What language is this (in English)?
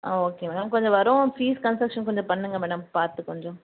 Tamil